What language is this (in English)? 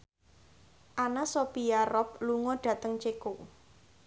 Javanese